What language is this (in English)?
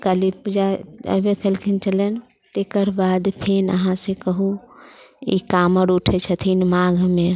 Maithili